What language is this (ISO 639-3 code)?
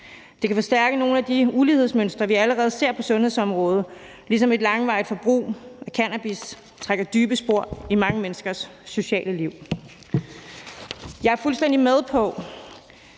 dan